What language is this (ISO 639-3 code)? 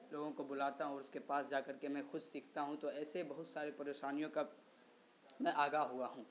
urd